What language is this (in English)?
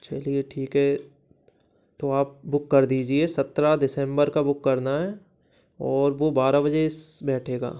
Hindi